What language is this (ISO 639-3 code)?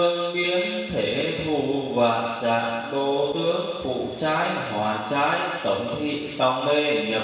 vie